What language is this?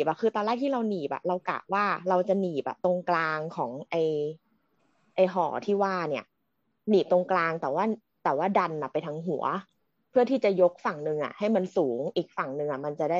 Thai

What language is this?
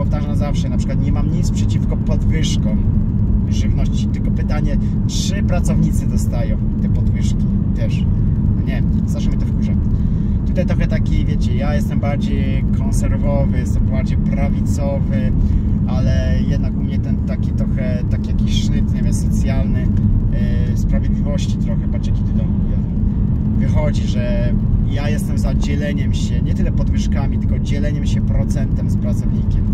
Polish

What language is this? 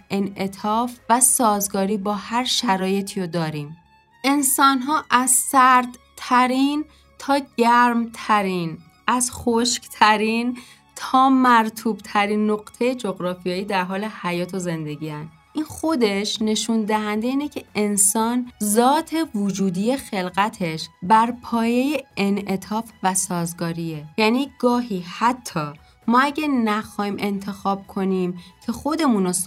Persian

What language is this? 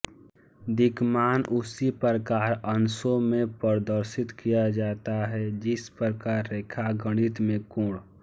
Hindi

